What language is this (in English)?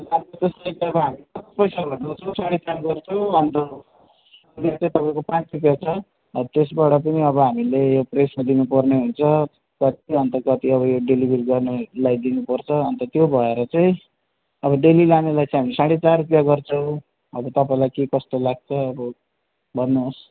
Nepali